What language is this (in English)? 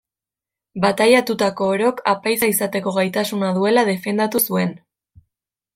Basque